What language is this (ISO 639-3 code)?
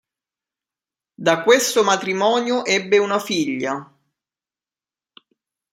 ita